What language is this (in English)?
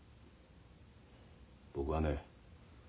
Japanese